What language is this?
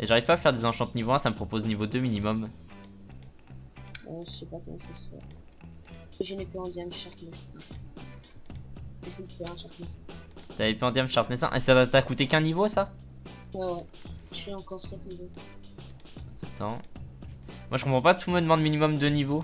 French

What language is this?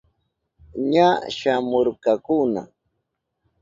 Southern Pastaza Quechua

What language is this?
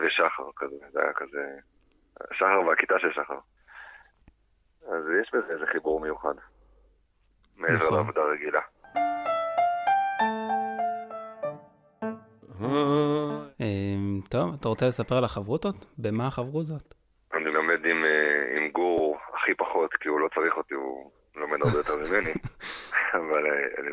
Hebrew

